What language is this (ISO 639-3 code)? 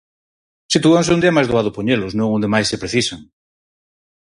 glg